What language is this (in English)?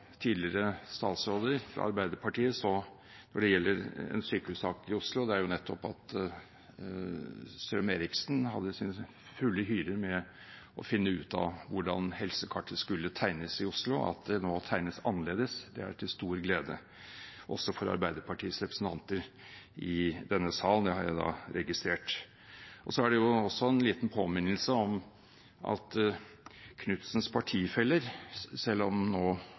Norwegian Bokmål